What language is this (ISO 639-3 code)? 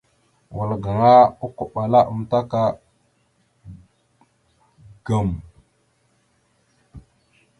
mxu